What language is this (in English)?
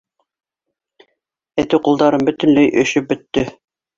Bashkir